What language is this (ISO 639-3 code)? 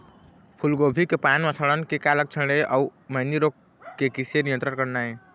hne